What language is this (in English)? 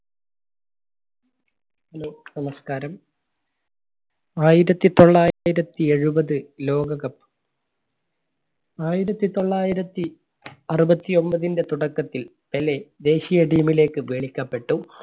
Malayalam